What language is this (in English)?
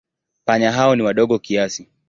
Swahili